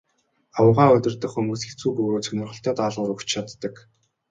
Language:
Mongolian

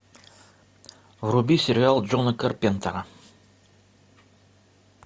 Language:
Russian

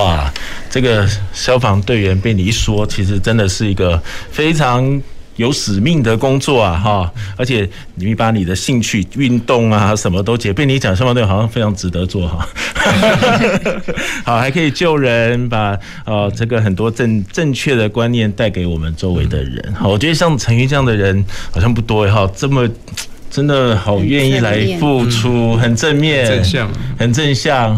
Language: Chinese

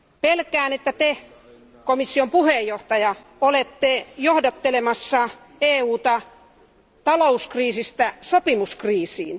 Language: Finnish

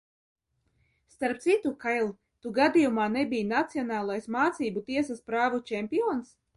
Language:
Latvian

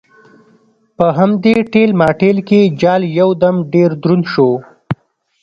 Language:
Pashto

